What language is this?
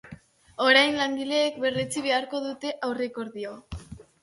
Basque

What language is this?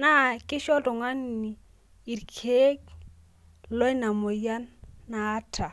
Masai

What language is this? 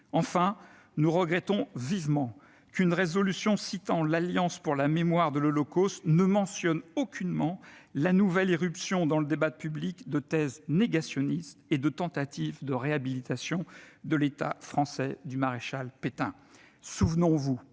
French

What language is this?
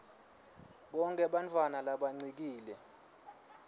Swati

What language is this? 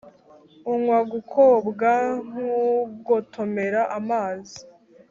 Kinyarwanda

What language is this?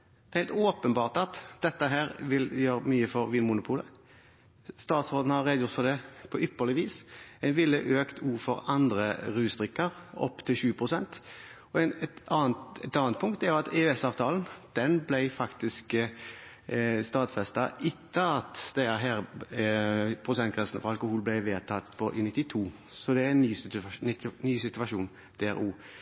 Norwegian Bokmål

